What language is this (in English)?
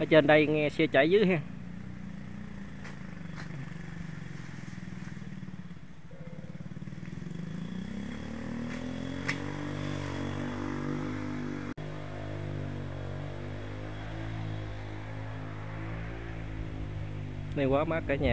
Vietnamese